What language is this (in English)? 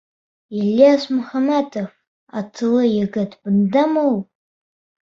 Bashkir